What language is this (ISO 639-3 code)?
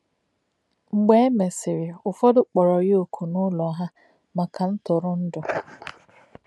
ibo